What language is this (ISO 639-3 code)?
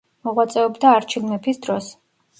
kat